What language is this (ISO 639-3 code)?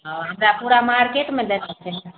mai